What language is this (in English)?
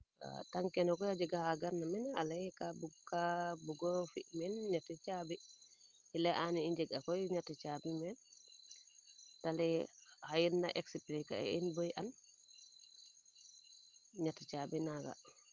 Serer